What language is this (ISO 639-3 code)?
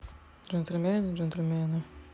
rus